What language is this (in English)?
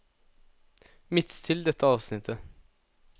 Norwegian